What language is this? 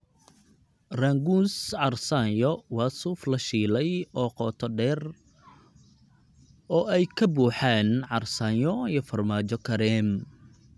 Somali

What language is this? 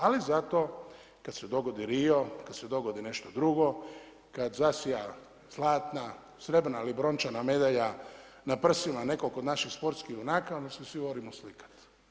Croatian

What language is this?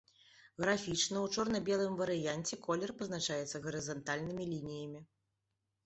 Belarusian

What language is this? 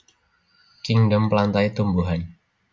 Javanese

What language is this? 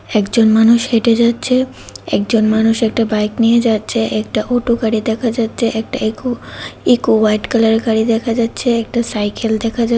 Bangla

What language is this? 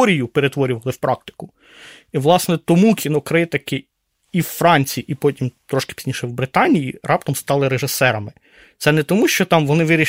Ukrainian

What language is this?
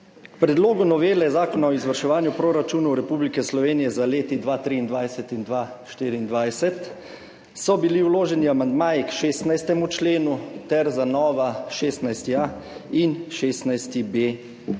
Slovenian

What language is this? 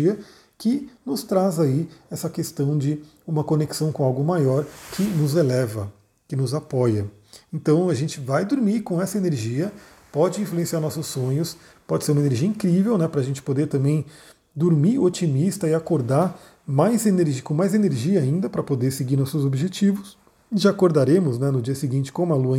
Portuguese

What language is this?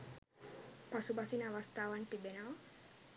Sinhala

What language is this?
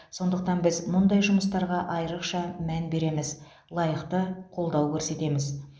Kazakh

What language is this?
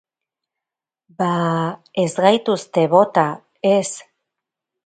Basque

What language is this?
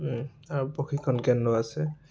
Assamese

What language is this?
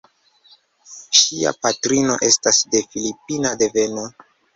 Esperanto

